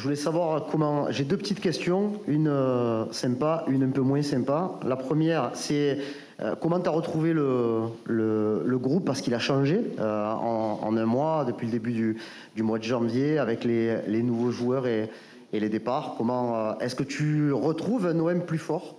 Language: French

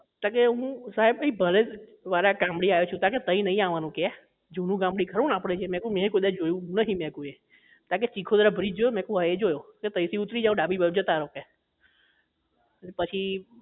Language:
Gujarati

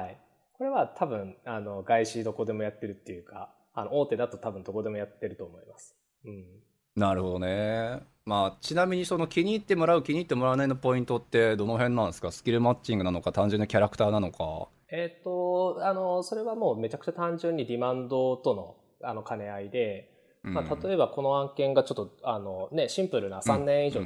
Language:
Japanese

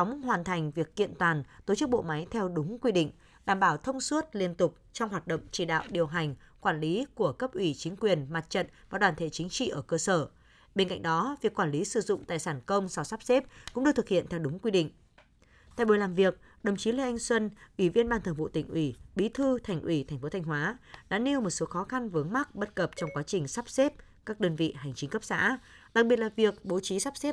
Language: Vietnamese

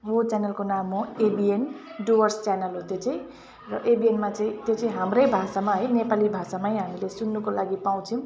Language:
Nepali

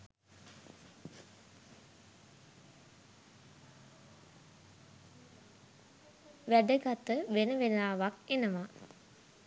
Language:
Sinhala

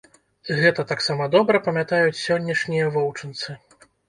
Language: Belarusian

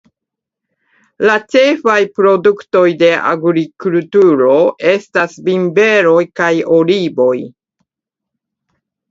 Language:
Esperanto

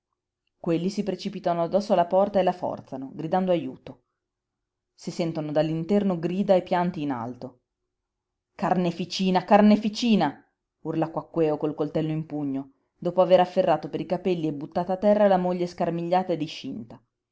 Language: Italian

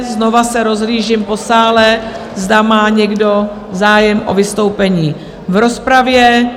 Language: Czech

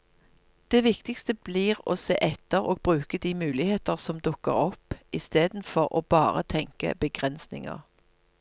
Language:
Norwegian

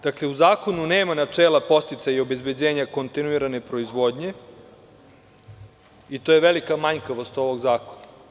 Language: Serbian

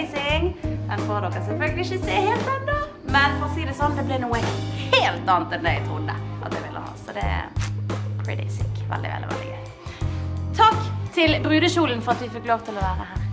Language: Norwegian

